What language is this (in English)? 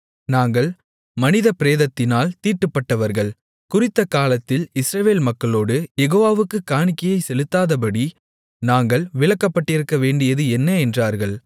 Tamil